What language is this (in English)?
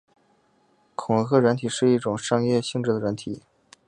Chinese